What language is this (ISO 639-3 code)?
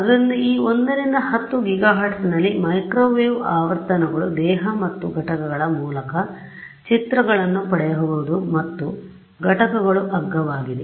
kan